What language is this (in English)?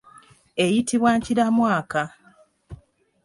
Ganda